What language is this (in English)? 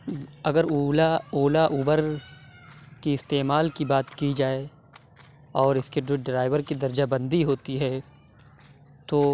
Urdu